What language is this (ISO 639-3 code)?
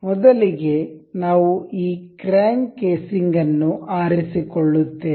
kan